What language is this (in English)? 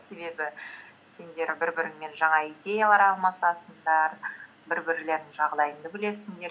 Kazakh